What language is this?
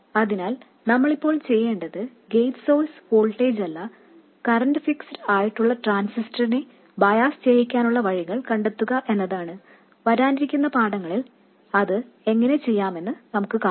Malayalam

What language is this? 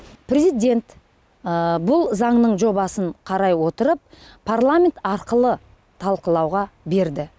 Kazakh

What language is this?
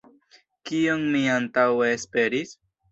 Esperanto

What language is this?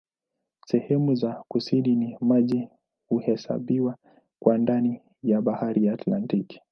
Swahili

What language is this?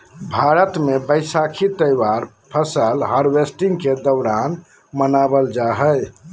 Magahi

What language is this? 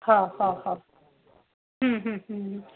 Sindhi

